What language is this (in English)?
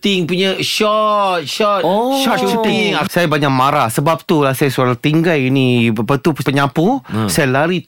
Malay